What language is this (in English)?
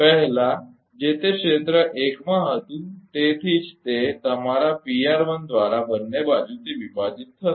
Gujarati